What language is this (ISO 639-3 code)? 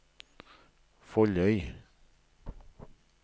nor